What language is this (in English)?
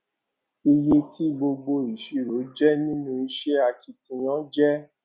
Yoruba